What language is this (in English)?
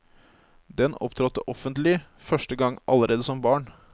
Norwegian